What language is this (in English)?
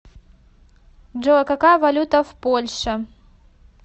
Russian